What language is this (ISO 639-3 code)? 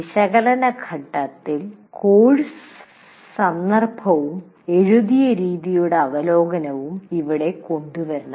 mal